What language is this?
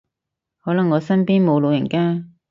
Cantonese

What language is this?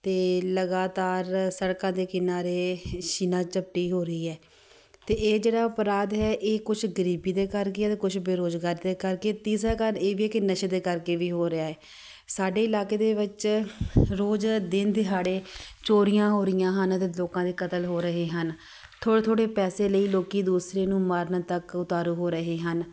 Punjabi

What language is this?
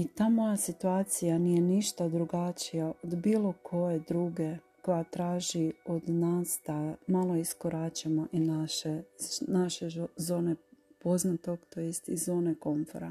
Croatian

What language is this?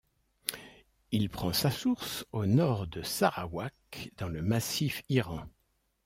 French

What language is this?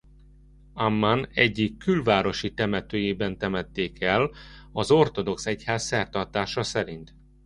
Hungarian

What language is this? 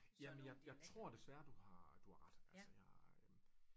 Danish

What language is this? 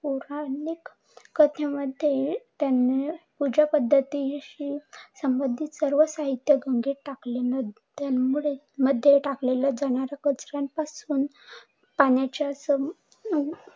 Marathi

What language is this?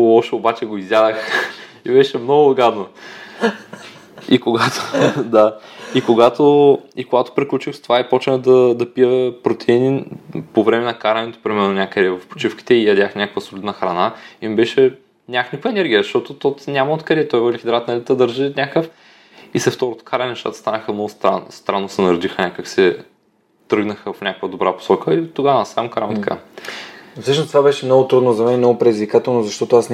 Bulgarian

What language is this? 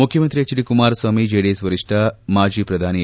Kannada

